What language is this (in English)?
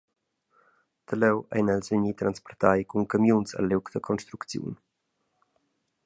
Romansh